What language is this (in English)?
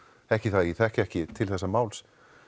Icelandic